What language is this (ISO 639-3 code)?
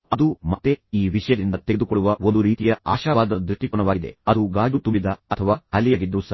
kan